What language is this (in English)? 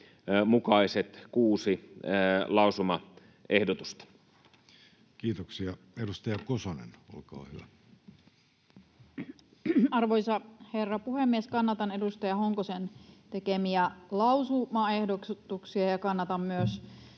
Finnish